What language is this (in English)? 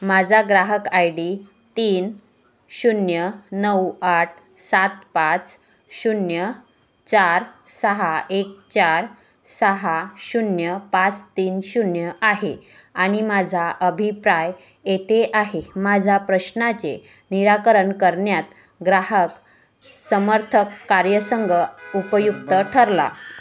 Marathi